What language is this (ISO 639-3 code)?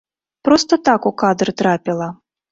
bel